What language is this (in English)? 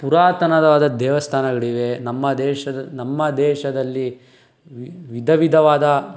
Kannada